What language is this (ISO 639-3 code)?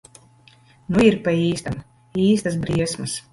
lav